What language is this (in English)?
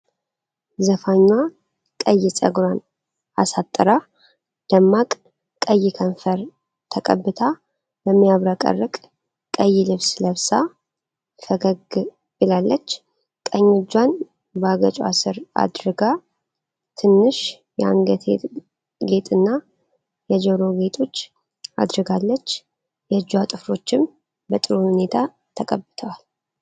Amharic